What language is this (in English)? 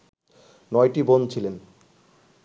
Bangla